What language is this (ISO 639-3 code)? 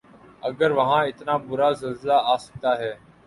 urd